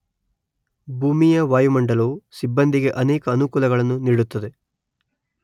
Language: Kannada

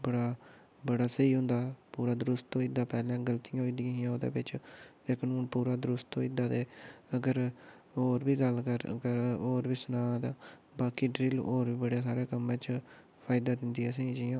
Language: Dogri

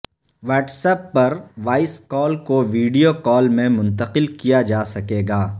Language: Urdu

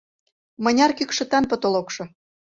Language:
Mari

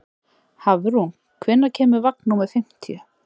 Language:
Icelandic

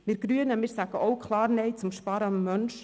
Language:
Swiss German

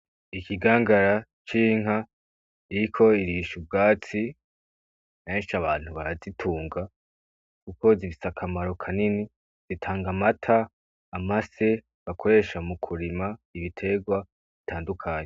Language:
Rundi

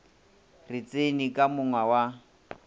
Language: Northern Sotho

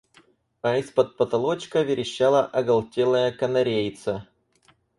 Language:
Russian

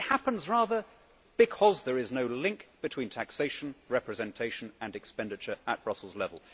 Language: English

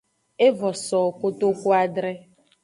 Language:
Aja (Benin)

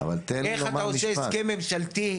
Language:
Hebrew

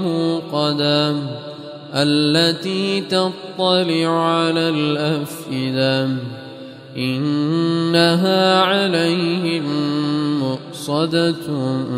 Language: Arabic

